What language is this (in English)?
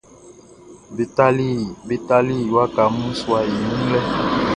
Baoulé